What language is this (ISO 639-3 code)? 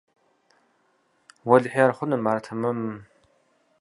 kbd